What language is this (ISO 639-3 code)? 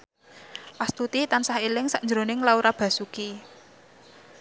jav